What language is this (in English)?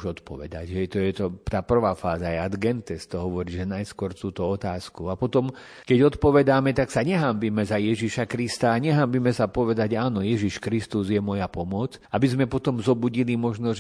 Slovak